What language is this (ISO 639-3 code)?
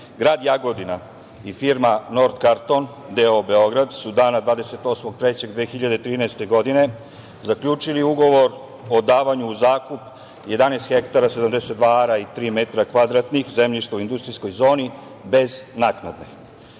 srp